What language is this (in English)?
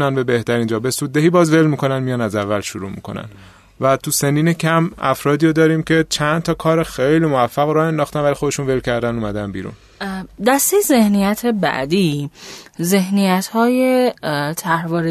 Persian